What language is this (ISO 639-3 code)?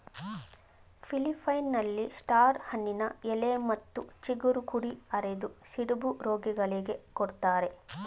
kan